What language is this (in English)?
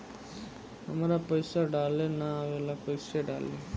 Bhojpuri